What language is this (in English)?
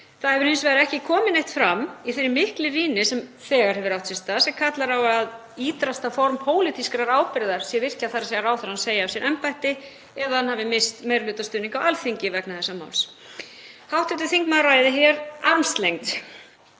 Icelandic